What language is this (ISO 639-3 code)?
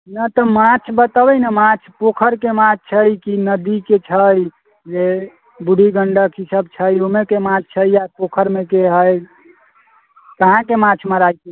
mai